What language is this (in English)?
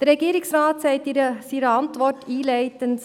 Swiss German